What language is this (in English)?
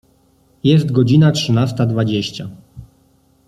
Polish